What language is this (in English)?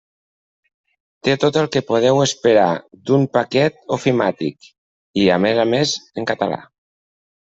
Catalan